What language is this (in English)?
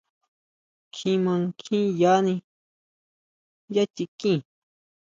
Huautla Mazatec